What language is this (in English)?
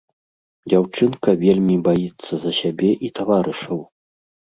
Belarusian